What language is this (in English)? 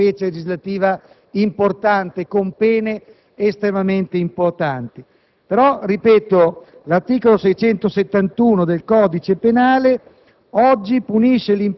Italian